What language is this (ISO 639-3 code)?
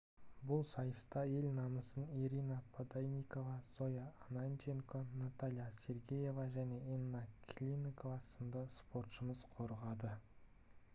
kaz